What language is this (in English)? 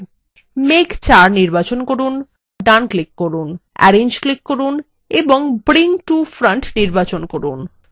Bangla